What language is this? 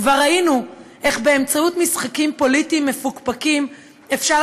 Hebrew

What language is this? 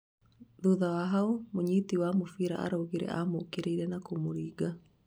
Kikuyu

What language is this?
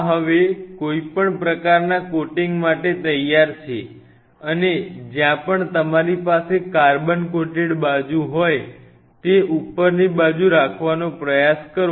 Gujarati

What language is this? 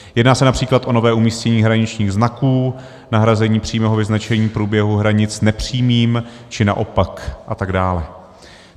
Czech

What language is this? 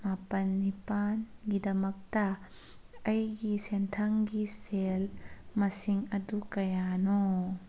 Manipuri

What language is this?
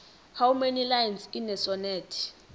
South Ndebele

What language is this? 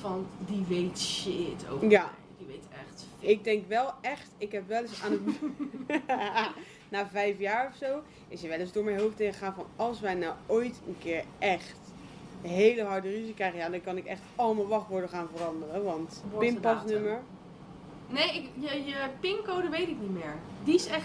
Dutch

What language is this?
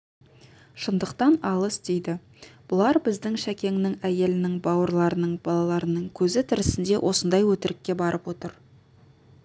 Kazakh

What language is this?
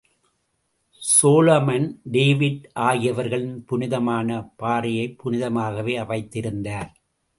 Tamil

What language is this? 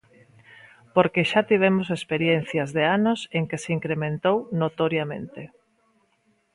Galician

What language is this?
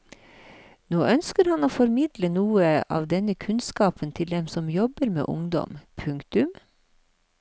Norwegian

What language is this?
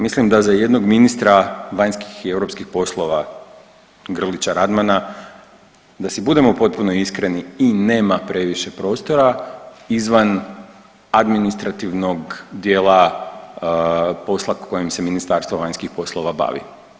Croatian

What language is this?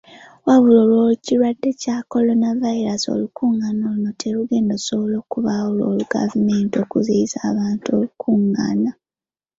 Ganda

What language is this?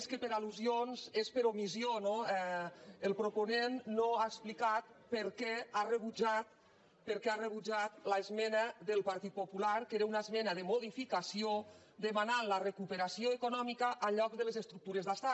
Catalan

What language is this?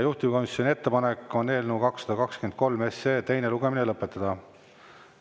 Estonian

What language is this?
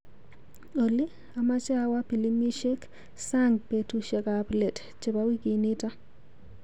Kalenjin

